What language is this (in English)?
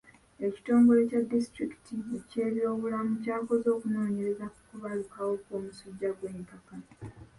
Ganda